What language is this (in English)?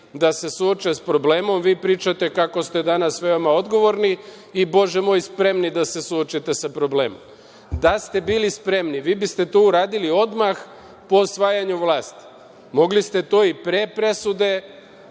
Serbian